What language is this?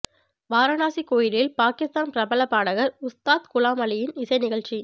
Tamil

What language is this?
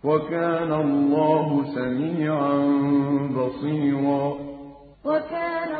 Arabic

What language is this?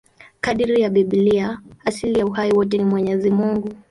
Swahili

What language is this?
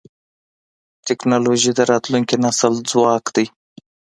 Pashto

